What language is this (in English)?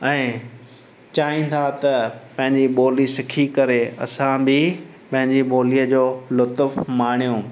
Sindhi